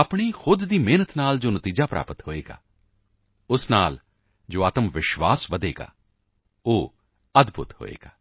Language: Punjabi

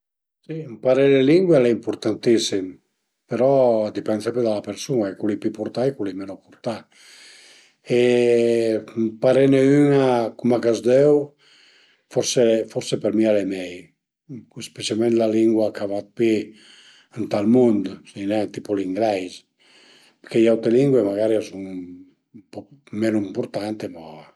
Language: Piedmontese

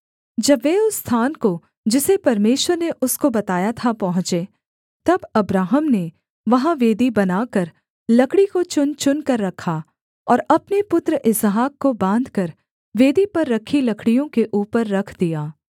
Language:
Hindi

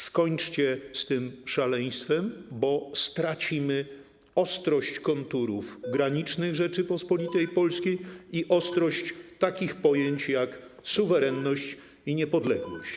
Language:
Polish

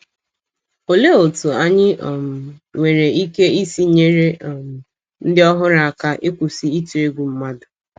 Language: Igbo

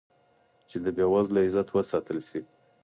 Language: Pashto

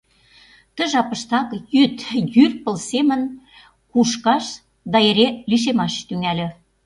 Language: Mari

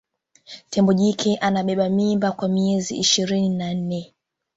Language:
Swahili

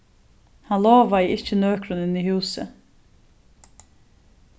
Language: Faroese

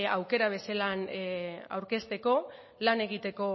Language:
Basque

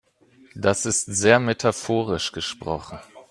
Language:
German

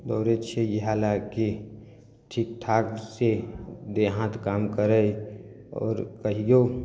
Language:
Maithili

